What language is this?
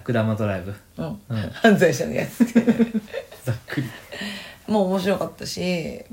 Japanese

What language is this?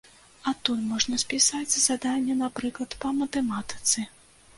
Belarusian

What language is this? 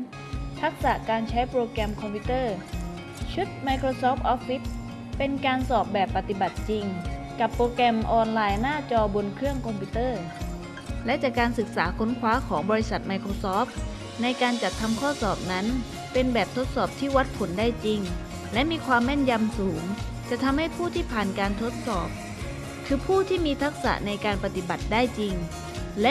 Thai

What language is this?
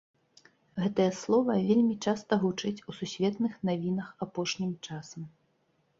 Belarusian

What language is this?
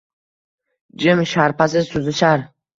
Uzbek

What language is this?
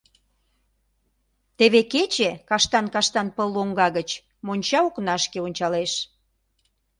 Mari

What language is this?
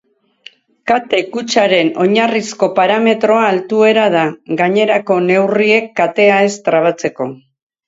Basque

